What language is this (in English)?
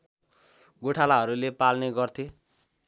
Nepali